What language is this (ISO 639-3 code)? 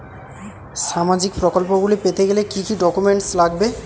ben